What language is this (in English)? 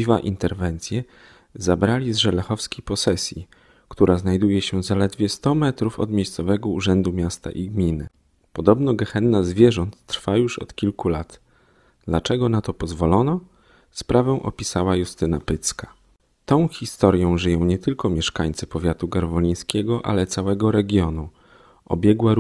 Polish